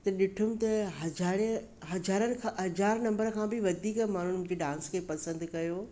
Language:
Sindhi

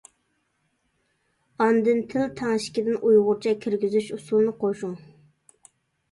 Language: Uyghur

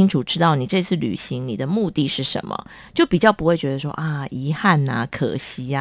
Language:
Chinese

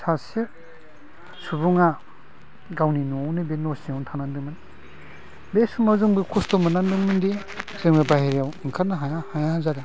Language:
Bodo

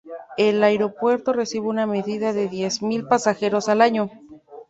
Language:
Spanish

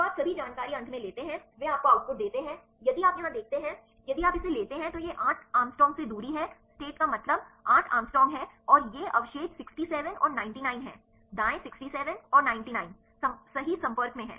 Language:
Hindi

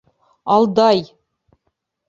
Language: Bashkir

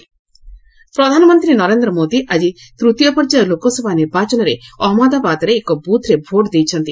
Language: Odia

